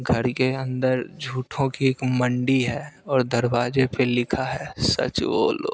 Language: Hindi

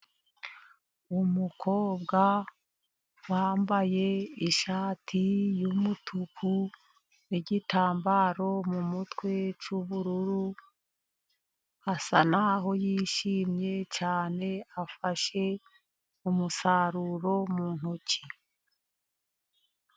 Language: Kinyarwanda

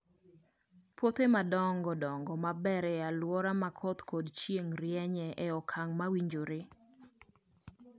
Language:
Luo (Kenya and Tanzania)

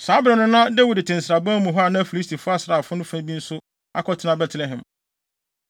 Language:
Akan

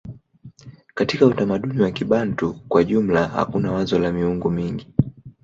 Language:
Swahili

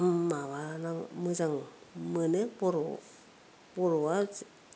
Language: Bodo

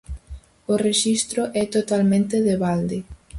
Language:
Galician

